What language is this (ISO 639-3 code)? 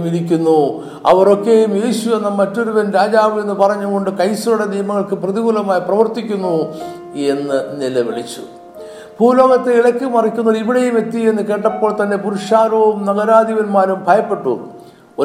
mal